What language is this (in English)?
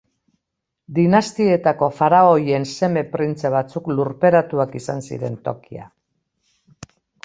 Basque